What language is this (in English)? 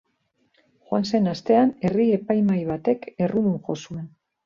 Basque